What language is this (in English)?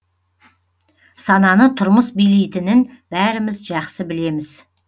Kazakh